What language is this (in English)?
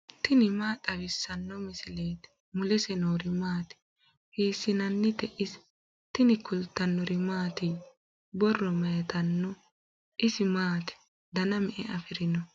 Sidamo